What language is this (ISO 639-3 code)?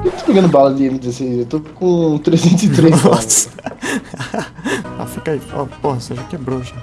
por